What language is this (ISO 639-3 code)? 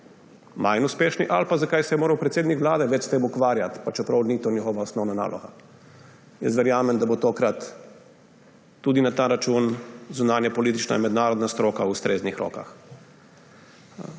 slv